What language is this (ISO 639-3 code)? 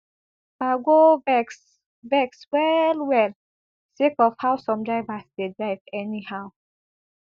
pcm